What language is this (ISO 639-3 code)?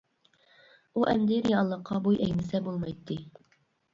uig